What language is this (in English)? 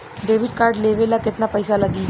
Bhojpuri